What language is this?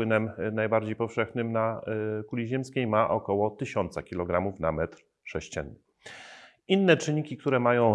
Polish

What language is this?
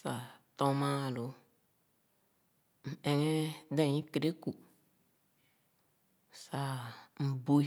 Khana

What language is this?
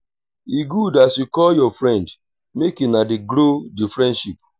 Nigerian Pidgin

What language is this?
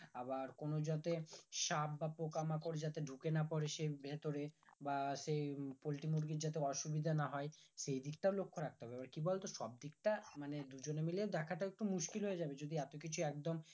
Bangla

